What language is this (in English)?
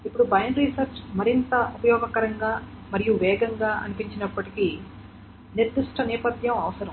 Telugu